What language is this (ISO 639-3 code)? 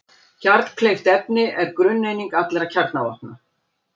isl